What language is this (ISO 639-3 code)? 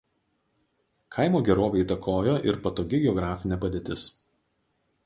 lit